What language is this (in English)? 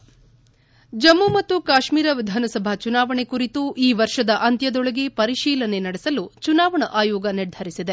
Kannada